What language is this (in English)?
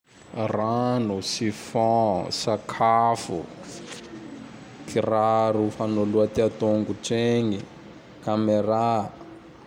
Tandroy-Mahafaly Malagasy